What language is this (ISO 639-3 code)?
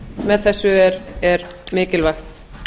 isl